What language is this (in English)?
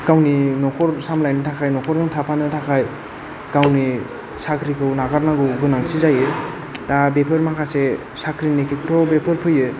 Bodo